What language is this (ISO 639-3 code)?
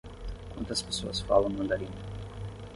por